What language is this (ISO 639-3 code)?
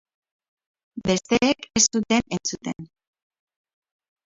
eus